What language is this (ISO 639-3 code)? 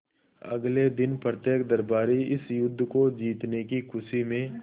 hin